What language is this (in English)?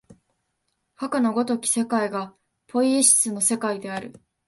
Japanese